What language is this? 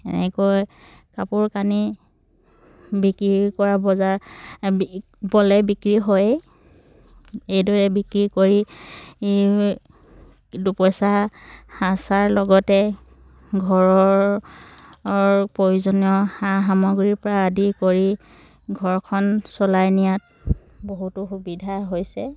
Assamese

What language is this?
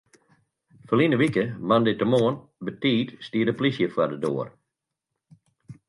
Western Frisian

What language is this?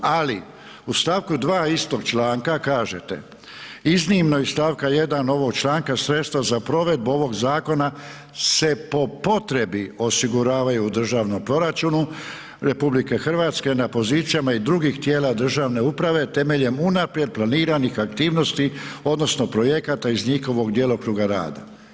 Croatian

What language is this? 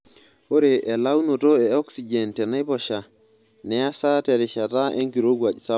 Masai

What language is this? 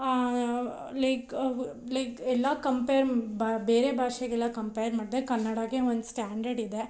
Kannada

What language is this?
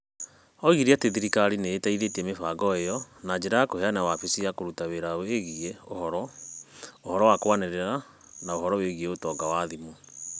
Kikuyu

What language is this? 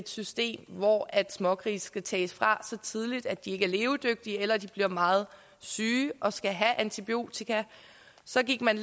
Danish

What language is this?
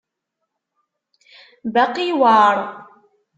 Kabyle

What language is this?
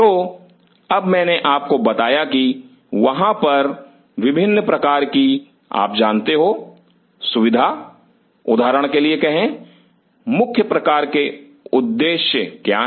Hindi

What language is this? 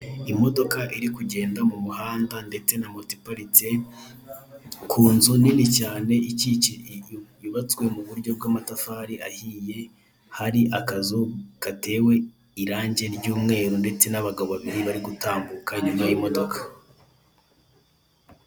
Kinyarwanda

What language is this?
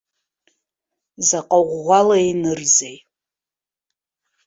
Abkhazian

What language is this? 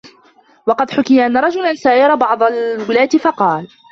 Arabic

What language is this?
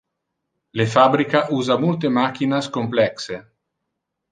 Interlingua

